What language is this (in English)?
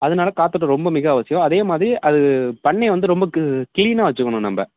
Tamil